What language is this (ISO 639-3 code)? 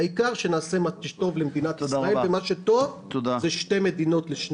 heb